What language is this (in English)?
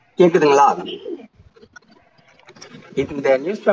Tamil